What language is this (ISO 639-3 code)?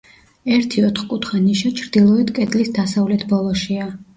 kat